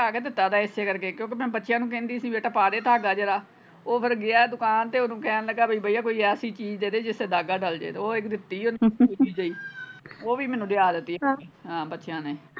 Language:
Punjabi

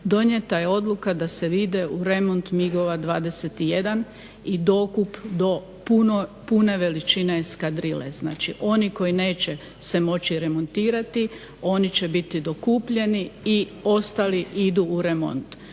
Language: Croatian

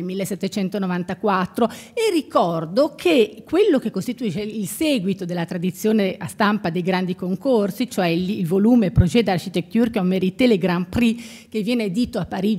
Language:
Italian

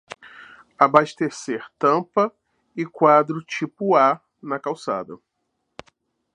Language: Portuguese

